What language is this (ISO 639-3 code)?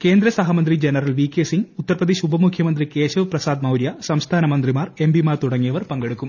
mal